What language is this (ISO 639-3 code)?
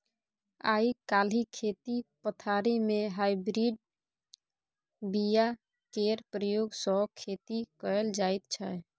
mai